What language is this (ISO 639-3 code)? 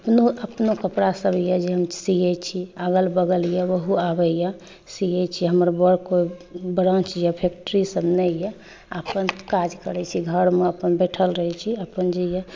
mai